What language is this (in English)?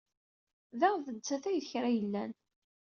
Kabyle